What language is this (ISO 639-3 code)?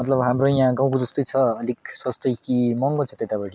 nep